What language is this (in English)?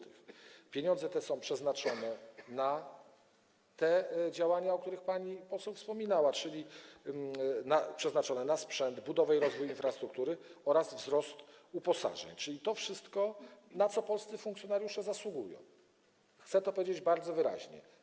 Polish